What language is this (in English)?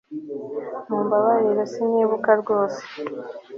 Kinyarwanda